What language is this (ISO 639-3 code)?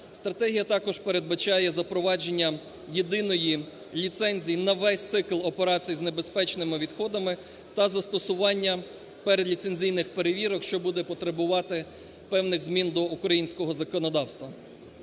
ukr